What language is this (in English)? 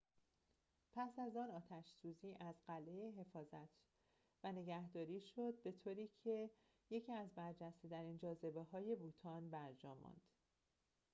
Persian